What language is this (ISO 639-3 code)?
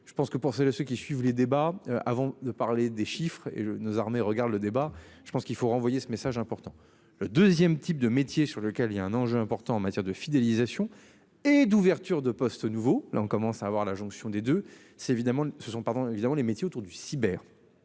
fra